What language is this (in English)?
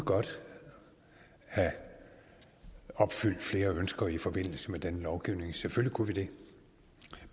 Danish